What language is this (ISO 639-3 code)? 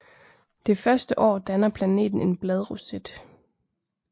dan